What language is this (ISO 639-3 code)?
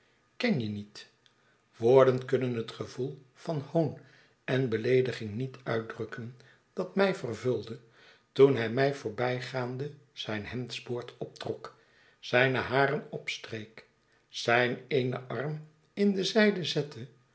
nld